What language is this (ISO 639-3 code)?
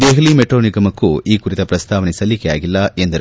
kan